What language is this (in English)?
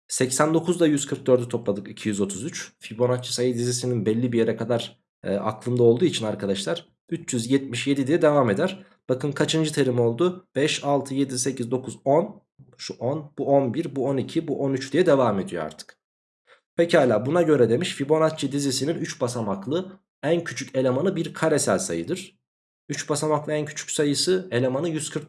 Turkish